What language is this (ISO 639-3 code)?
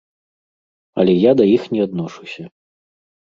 bel